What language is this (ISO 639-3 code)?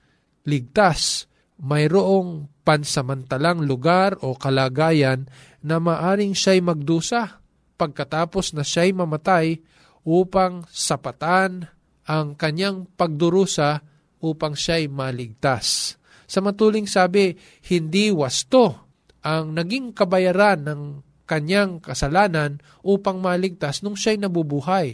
fil